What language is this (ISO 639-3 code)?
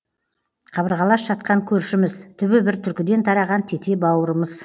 kaz